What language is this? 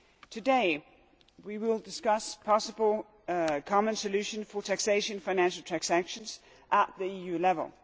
English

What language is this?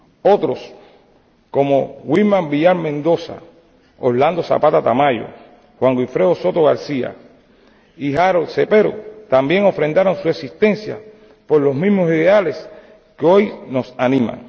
Spanish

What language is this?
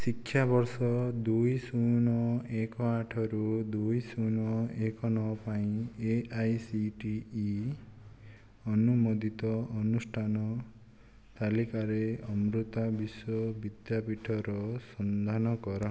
Odia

